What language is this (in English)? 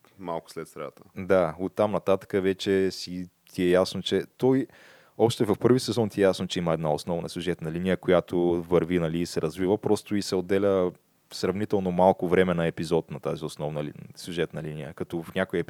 Bulgarian